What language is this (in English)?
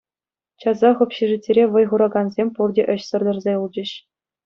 Chuvash